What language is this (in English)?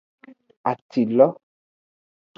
Aja (Benin)